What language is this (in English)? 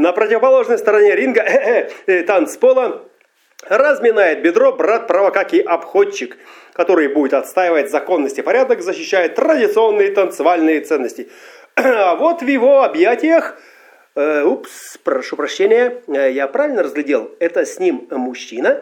Russian